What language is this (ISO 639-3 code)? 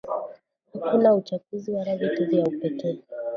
swa